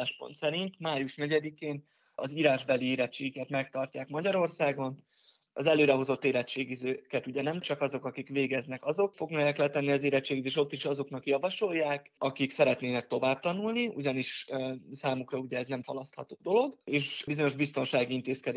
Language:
Hungarian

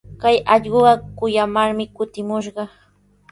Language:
Sihuas Ancash Quechua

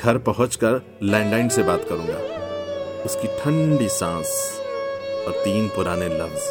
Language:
Hindi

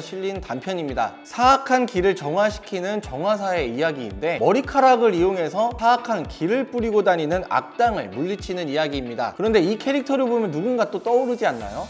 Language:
Korean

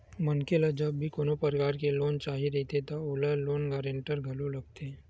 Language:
Chhattisgarhi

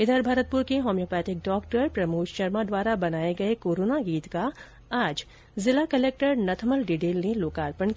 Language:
Hindi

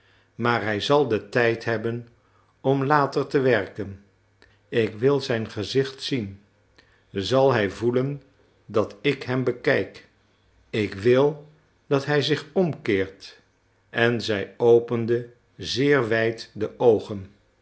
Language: Dutch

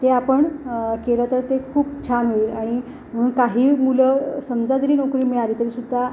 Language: Marathi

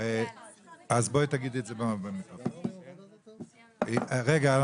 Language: Hebrew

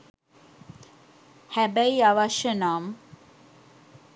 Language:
Sinhala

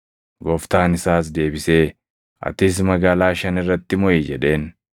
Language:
Oromo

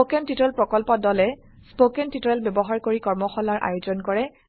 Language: Assamese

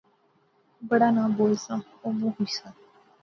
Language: Pahari-Potwari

